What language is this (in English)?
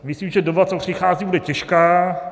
Czech